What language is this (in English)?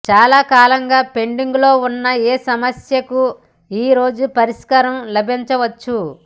Telugu